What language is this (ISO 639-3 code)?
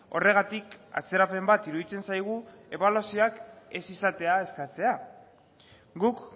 eus